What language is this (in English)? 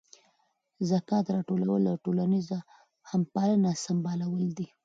Pashto